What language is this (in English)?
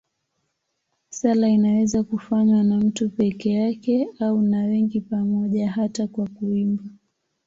Swahili